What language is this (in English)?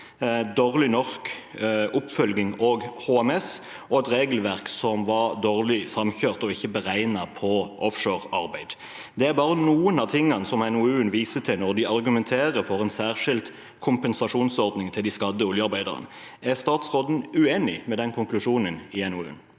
Norwegian